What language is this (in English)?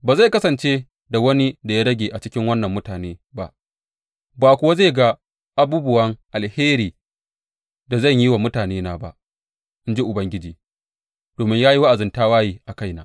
Hausa